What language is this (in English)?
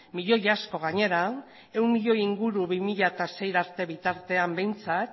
Basque